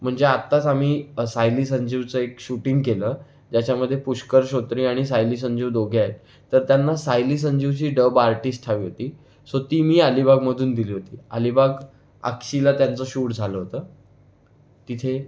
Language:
Marathi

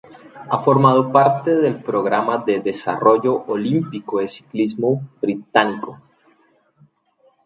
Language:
Spanish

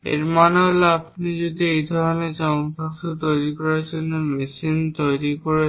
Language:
Bangla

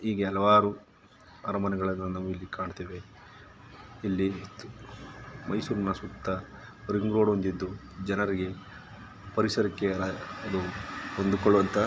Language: Kannada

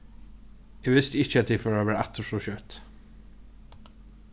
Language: Faroese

